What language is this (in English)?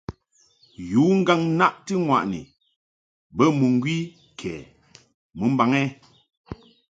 Mungaka